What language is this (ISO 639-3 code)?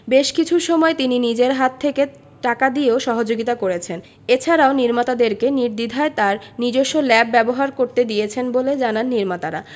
ben